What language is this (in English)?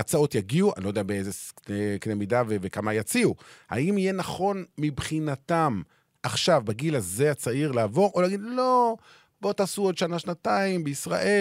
Hebrew